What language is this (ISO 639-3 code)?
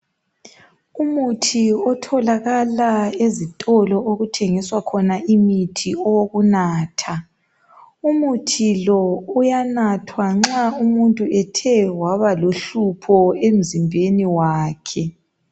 nde